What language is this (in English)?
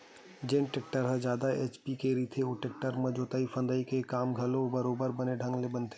Chhattisgarhi